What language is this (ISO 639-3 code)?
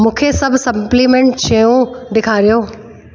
snd